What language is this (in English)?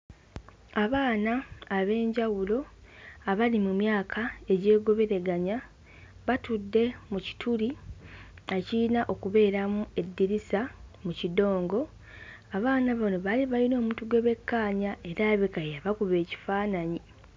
Ganda